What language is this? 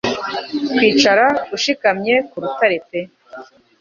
Kinyarwanda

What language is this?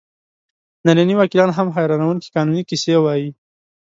Pashto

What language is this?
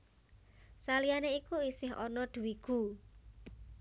Javanese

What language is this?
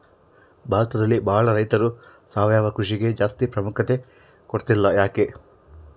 Kannada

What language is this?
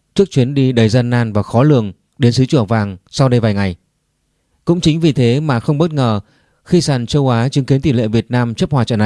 Vietnamese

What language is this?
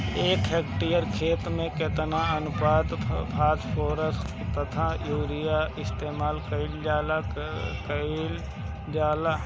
Bhojpuri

